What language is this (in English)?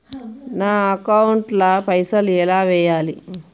Telugu